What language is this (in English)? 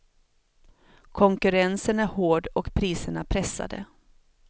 Swedish